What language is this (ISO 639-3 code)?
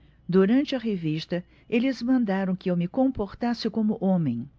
por